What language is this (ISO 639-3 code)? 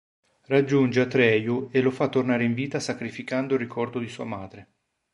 ita